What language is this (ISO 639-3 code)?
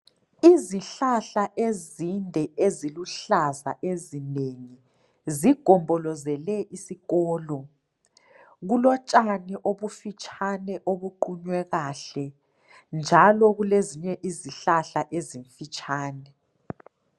nde